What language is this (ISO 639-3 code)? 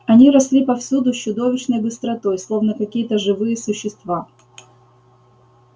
rus